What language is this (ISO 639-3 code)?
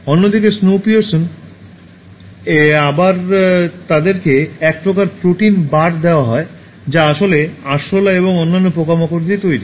ben